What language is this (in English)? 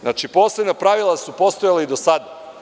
Serbian